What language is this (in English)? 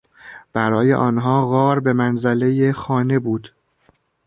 Persian